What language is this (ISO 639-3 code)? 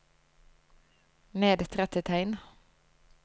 nor